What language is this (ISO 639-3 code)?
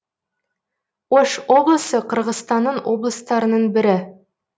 kaz